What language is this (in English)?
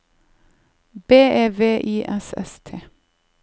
Norwegian